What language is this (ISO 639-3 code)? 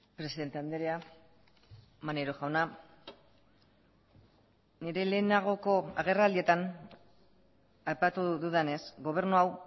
eus